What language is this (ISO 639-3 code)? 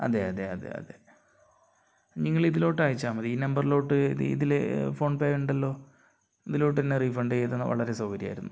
mal